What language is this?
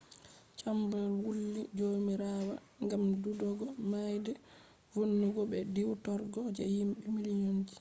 Fula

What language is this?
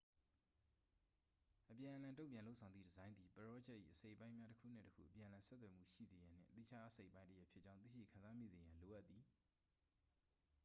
Burmese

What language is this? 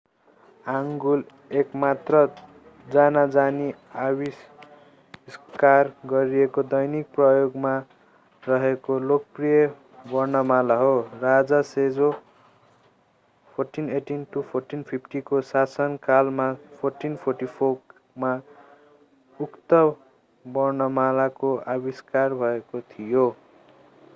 Nepali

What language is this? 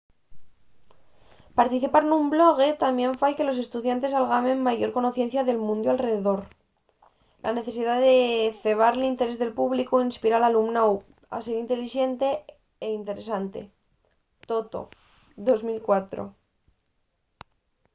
Asturian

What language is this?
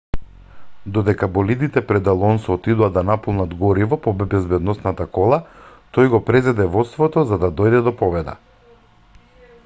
Macedonian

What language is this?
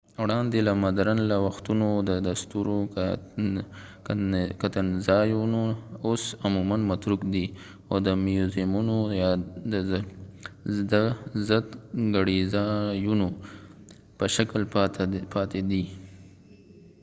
Pashto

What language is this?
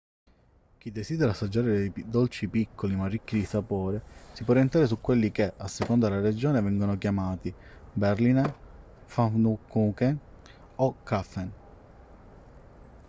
Italian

